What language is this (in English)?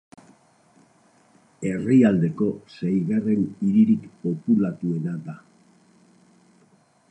Basque